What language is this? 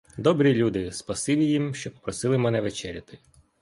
Ukrainian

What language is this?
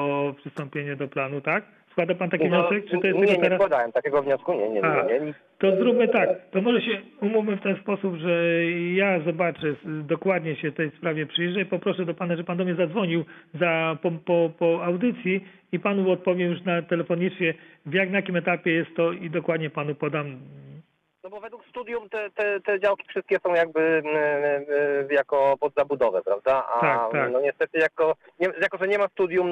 Polish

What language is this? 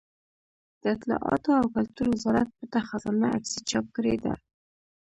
Pashto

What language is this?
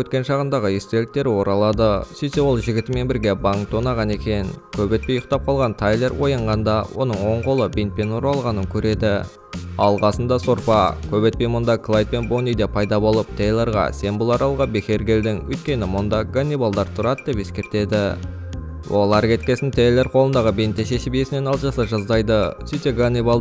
Russian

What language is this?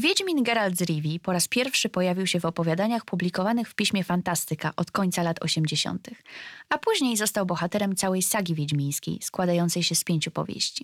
Polish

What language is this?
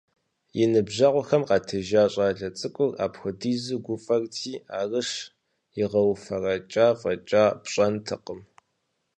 Kabardian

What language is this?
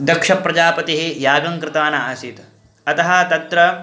Sanskrit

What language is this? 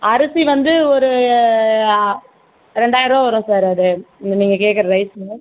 Tamil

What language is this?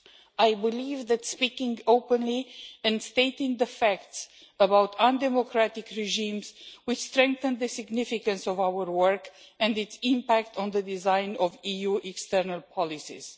English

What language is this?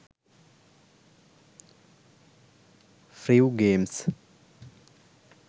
Sinhala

